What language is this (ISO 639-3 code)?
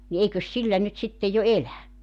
fin